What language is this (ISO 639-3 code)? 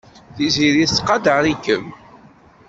kab